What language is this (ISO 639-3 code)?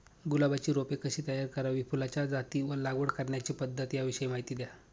mar